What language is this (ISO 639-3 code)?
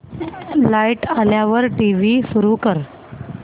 mar